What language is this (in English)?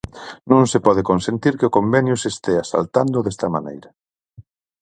Galician